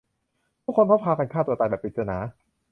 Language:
Thai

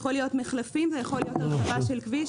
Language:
Hebrew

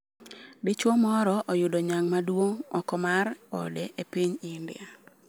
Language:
Luo (Kenya and Tanzania)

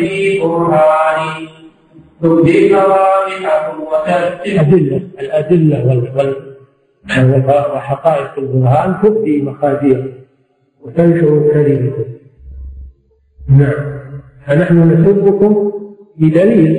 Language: Arabic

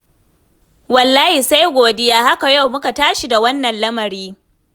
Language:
Hausa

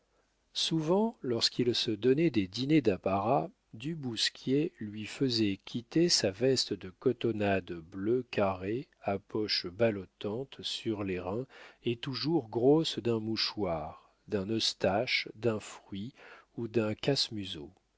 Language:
French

